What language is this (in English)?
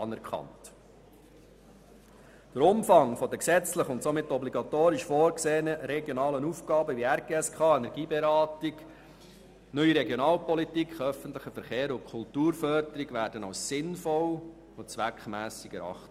Swiss German